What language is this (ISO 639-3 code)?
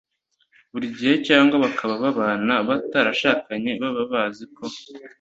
kin